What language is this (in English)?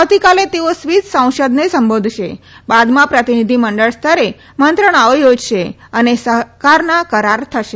Gujarati